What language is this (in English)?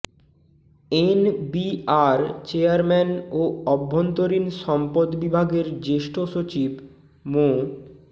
Bangla